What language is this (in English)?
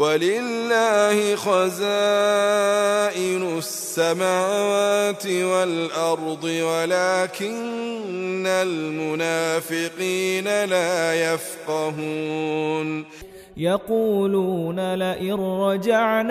Arabic